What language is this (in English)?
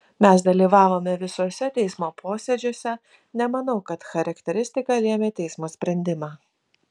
Lithuanian